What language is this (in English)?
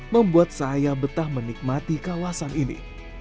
Indonesian